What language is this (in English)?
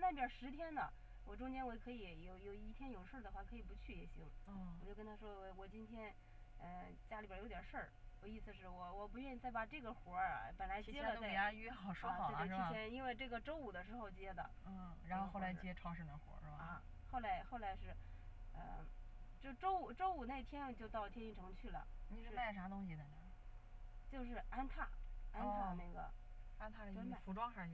Chinese